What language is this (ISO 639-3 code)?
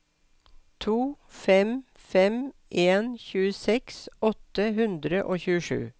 nor